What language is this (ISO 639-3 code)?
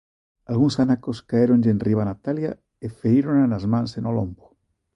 glg